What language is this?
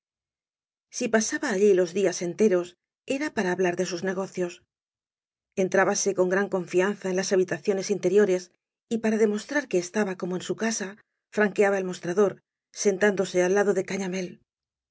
Spanish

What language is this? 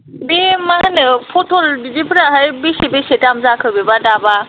Bodo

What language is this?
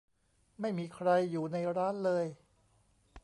Thai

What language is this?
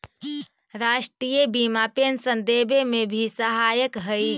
Magahi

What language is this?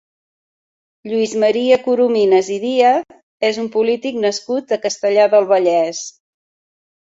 Catalan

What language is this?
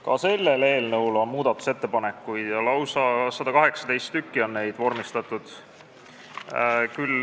Estonian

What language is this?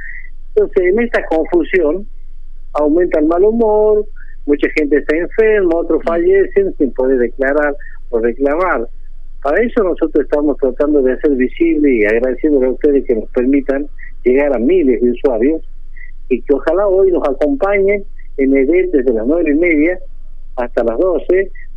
Spanish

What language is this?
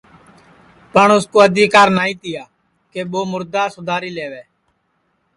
Sansi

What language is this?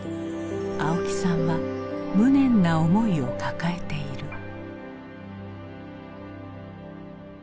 Japanese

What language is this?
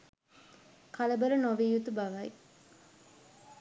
Sinhala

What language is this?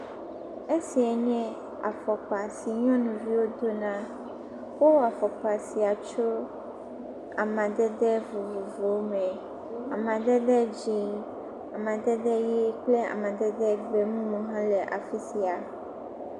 Ewe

